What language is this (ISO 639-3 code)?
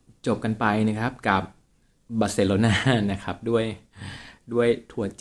tha